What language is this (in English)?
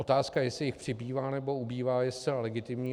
Czech